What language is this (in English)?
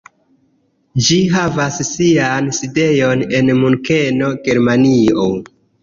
Esperanto